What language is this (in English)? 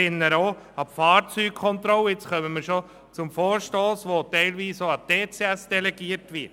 Swiss German